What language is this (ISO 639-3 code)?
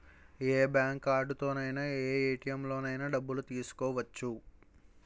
tel